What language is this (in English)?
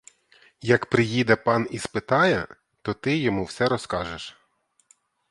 Ukrainian